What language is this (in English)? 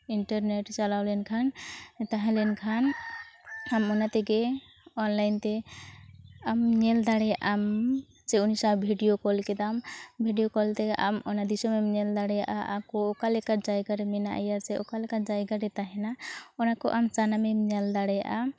Santali